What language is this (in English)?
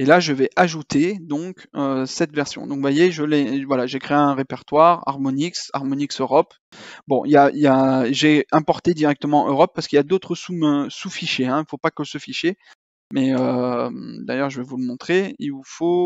French